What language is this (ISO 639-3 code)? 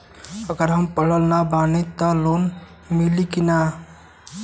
bho